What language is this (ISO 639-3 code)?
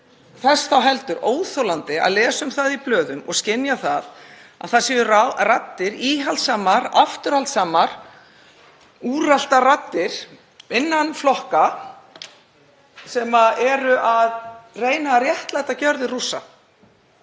isl